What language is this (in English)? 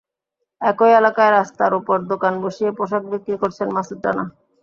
Bangla